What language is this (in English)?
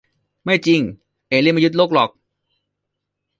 Thai